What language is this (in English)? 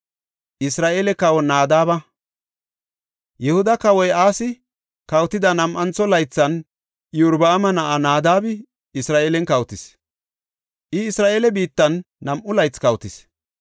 Gofa